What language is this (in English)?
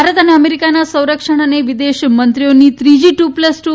Gujarati